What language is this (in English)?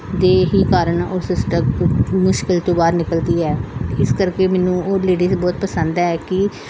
Punjabi